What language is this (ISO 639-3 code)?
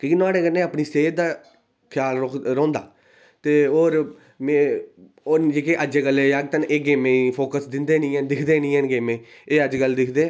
doi